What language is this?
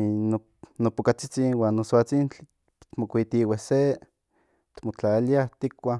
Central Nahuatl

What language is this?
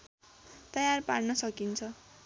Nepali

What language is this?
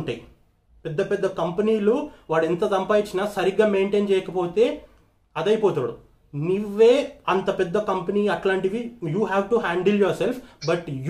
Telugu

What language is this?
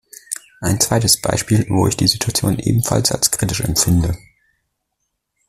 German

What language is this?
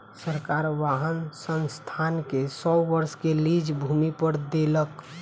Maithili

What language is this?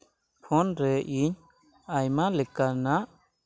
Santali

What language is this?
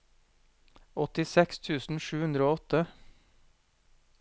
Norwegian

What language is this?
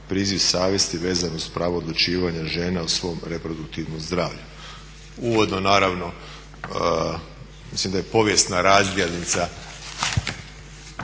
Croatian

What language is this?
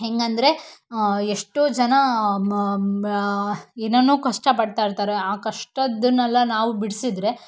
Kannada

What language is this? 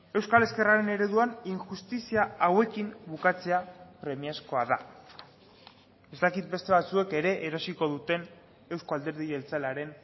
Basque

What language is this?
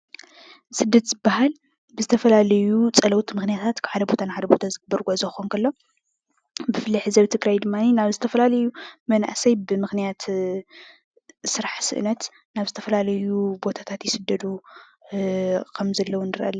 Tigrinya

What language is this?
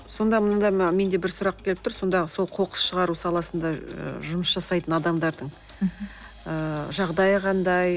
Kazakh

